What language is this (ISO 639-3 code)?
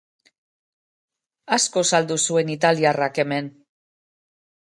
eus